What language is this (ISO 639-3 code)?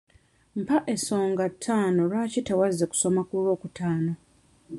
lug